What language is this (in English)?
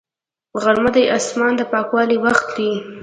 Pashto